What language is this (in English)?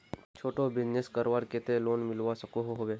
Magahi